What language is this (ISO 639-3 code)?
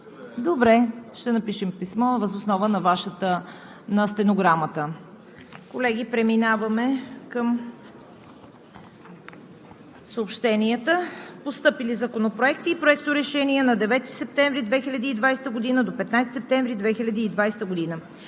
bul